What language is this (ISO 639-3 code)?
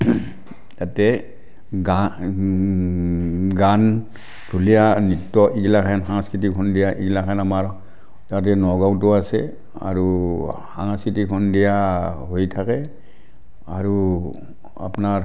asm